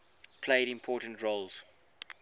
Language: English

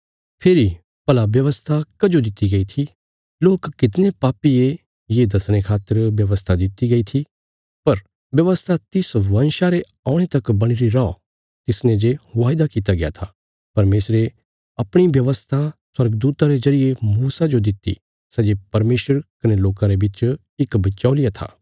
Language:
Bilaspuri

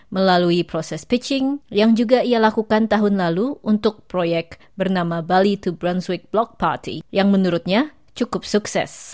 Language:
Indonesian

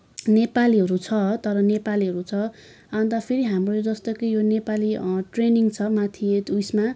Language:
Nepali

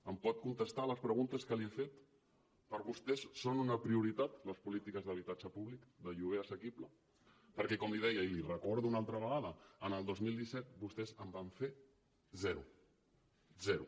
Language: Catalan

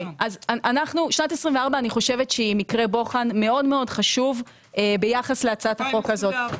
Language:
Hebrew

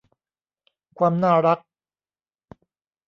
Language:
Thai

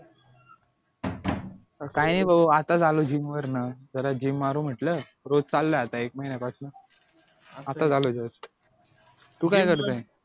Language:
Marathi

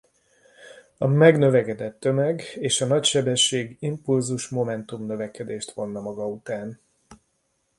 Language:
Hungarian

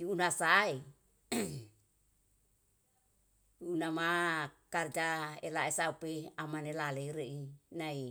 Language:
Yalahatan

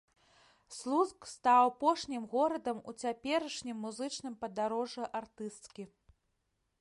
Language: Belarusian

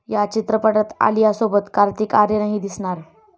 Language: Marathi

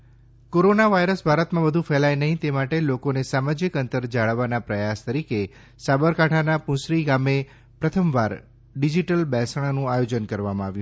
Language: Gujarati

